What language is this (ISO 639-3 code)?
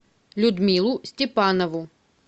rus